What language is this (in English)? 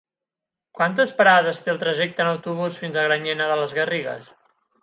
Catalan